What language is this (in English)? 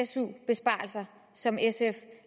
Danish